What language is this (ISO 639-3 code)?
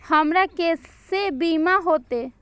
mai